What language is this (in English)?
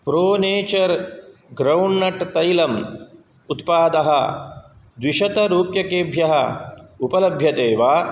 Sanskrit